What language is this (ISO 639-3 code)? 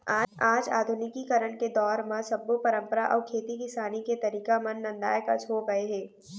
hne